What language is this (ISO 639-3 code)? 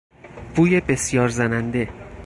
fas